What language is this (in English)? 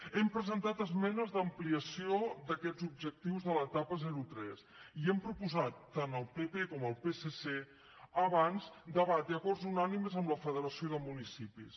Catalan